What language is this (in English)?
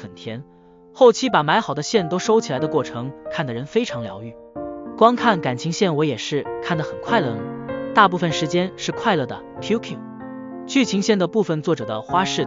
Chinese